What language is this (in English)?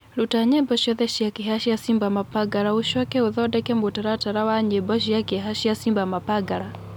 Kikuyu